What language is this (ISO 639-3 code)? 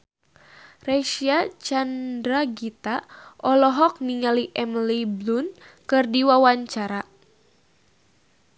sun